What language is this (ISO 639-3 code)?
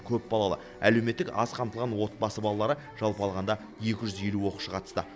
kaz